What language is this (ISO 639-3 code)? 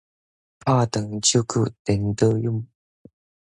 nan